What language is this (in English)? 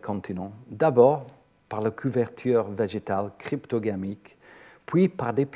French